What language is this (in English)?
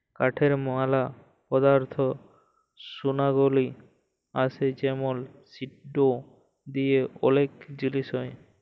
Bangla